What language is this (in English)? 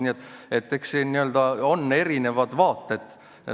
Estonian